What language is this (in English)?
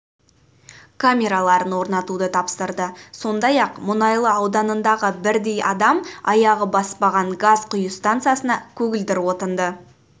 Kazakh